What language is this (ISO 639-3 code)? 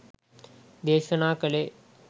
sin